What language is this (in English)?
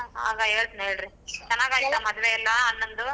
Kannada